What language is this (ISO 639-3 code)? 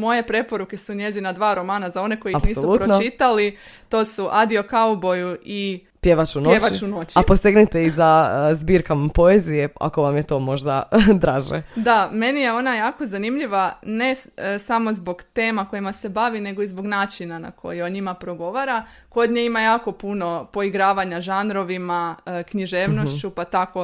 hrv